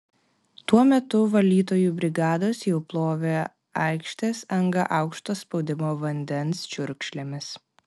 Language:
Lithuanian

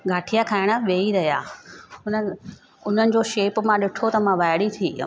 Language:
Sindhi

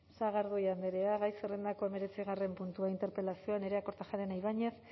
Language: Basque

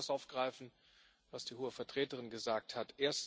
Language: German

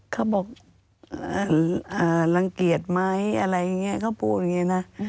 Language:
Thai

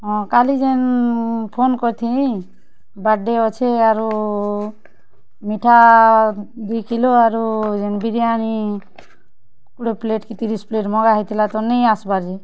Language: Odia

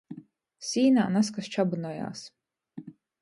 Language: Latgalian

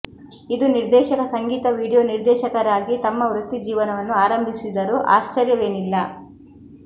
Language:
Kannada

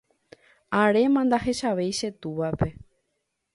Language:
Guarani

